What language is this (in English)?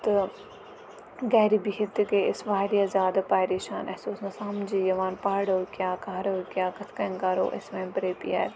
Kashmiri